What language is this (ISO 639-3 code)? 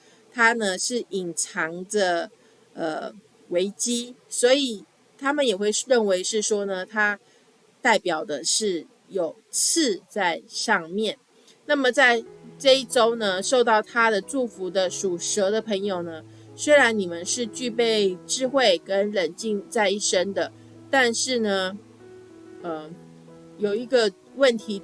zho